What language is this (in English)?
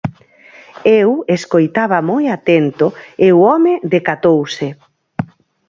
Galician